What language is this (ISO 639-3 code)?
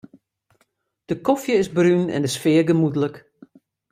fry